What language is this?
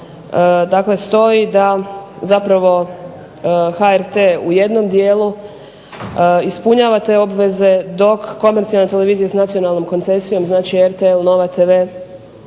Croatian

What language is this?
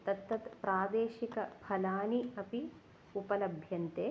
Sanskrit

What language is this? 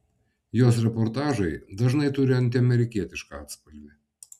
Lithuanian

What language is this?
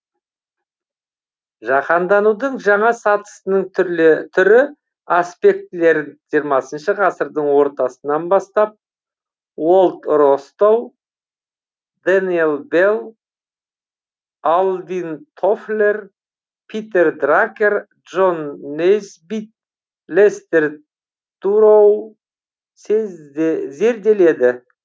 Kazakh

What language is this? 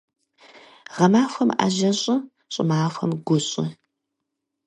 Kabardian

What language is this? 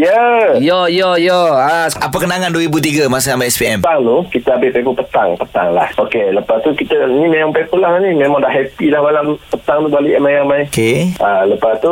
Malay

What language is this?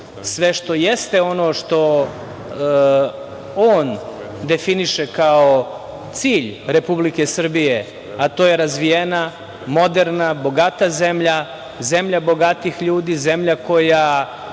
Serbian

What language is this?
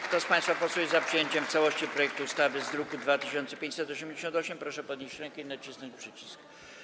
Polish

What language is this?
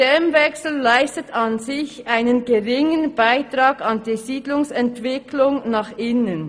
Swiss German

